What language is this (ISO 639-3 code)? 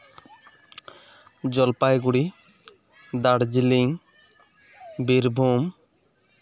sat